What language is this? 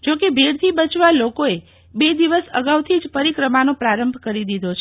Gujarati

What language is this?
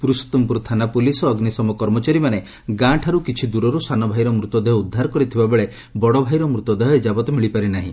Odia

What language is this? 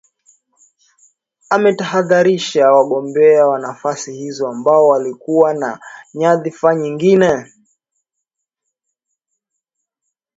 Swahili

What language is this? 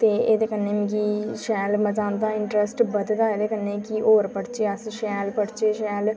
Dogri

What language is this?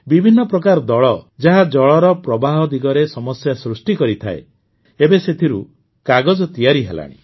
Odia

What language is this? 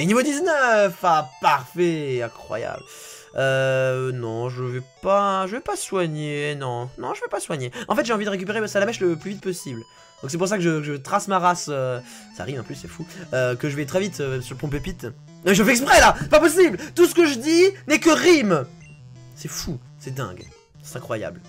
French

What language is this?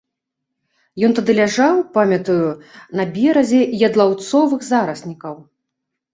Belarusian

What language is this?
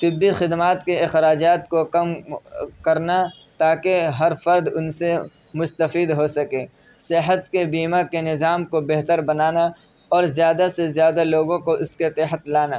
Urdu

